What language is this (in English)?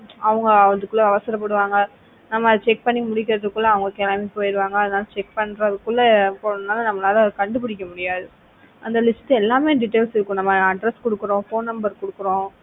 Tamil